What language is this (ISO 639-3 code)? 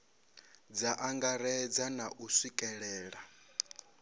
ven